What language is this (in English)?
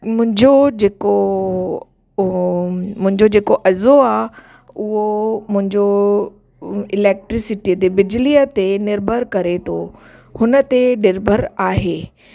Sindhi